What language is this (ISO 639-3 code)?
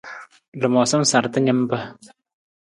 nmz